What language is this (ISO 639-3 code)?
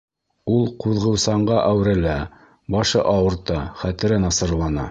bak